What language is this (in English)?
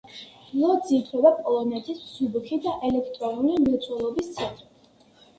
Georgian